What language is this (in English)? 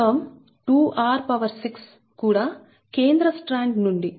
Telugu